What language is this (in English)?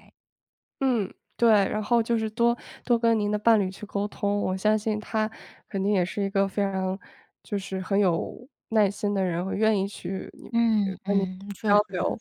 Chinese